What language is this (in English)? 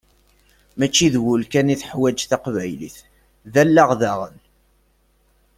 Kabyle